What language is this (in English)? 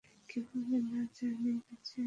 Bangla